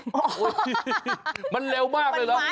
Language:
Thai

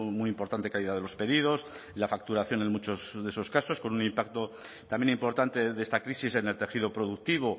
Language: Spanish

